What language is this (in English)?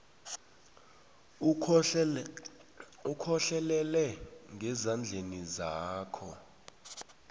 South Ndebele